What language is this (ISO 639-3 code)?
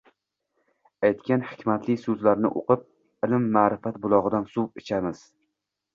uzb